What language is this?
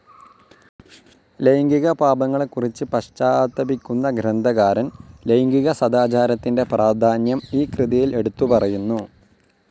Malayalam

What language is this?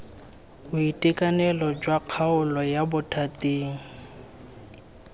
Tswana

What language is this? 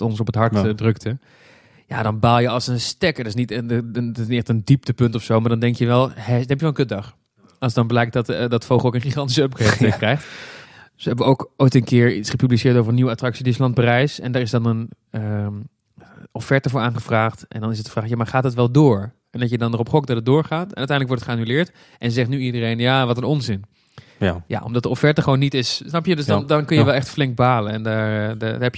Dutch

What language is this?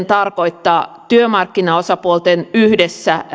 Finnish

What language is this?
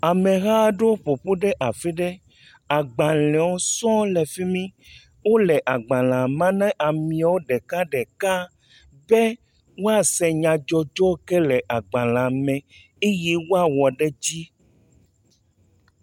Ewe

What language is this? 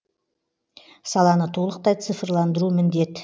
Kazakh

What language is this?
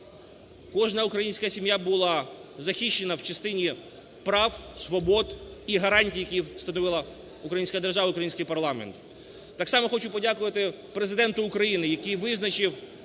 Ukrainian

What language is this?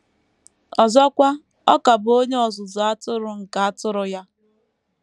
Igbo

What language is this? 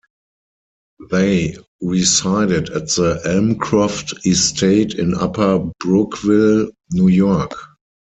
English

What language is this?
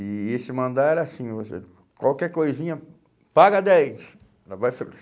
Portuguese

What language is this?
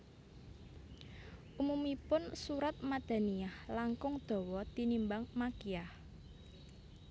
Javanese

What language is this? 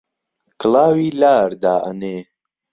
Central Kurdish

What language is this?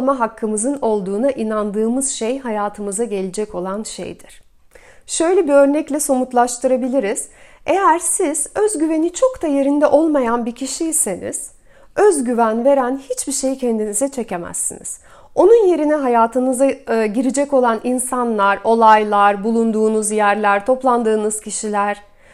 Turkish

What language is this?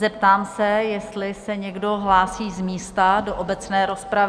Czech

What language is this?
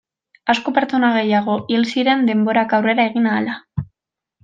Basque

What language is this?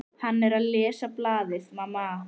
Icelandic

